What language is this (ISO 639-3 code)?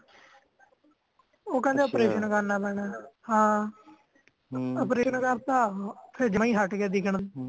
pan